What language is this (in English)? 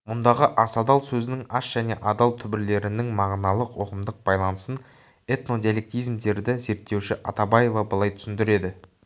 Kazakh